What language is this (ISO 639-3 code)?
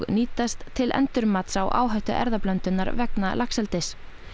isl